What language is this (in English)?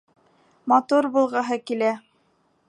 Bashkir